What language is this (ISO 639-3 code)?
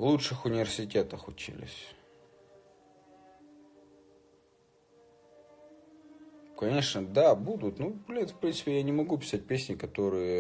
rus